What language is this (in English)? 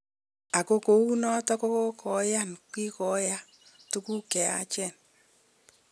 Kalenjin